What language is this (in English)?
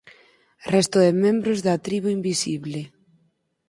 Galician